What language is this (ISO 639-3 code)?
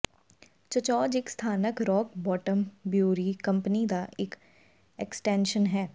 pan